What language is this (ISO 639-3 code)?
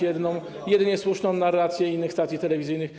pol